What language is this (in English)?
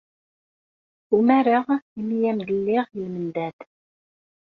Kabyle